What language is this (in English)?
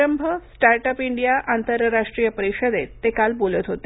Marathi